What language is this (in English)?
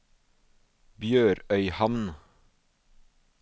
Norwegian